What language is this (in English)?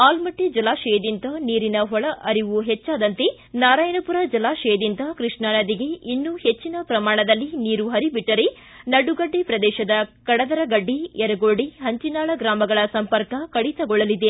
Kannada